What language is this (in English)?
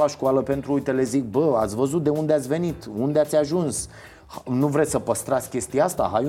Romanian